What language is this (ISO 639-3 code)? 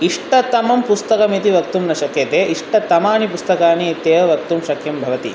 san